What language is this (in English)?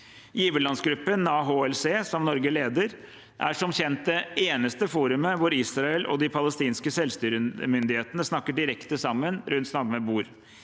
Norwegian